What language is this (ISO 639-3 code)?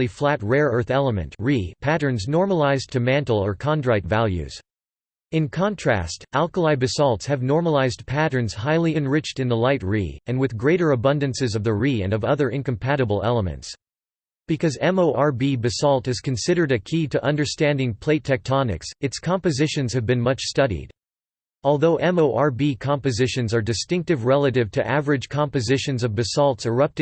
eng